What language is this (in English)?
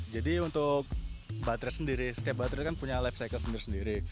Indonesian